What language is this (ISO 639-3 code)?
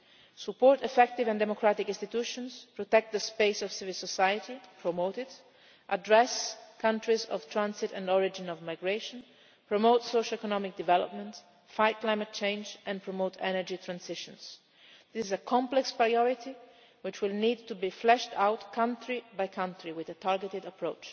eng